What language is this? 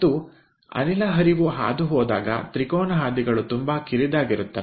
Kannada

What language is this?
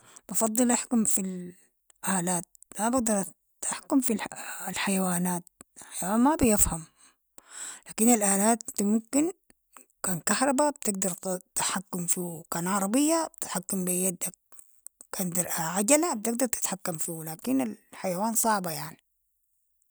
Sudanese Arabic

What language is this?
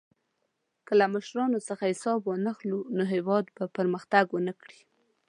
Pashto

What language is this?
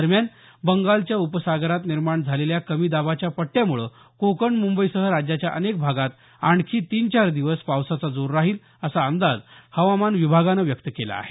Marathi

